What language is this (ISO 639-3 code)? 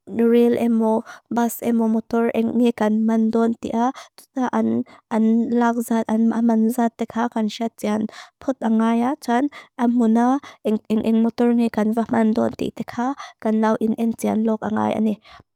lus